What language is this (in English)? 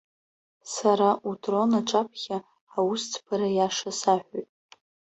Abkhazian